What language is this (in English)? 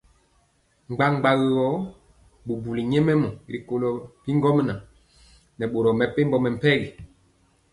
Mpiemo